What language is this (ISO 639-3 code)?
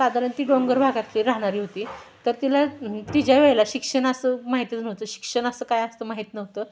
mar